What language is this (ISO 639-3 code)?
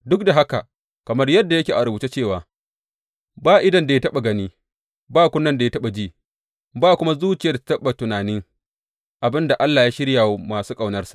hau